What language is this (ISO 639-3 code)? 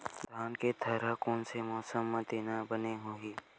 hne